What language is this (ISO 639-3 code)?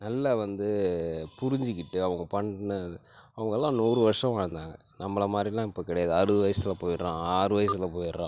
tam